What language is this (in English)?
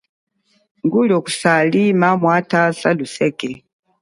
Chokwe